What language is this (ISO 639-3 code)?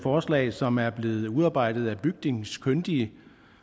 dan